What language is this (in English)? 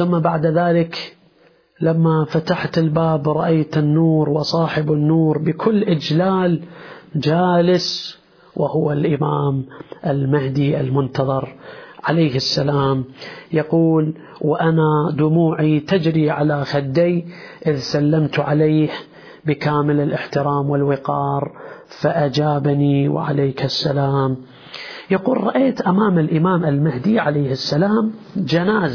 Arabic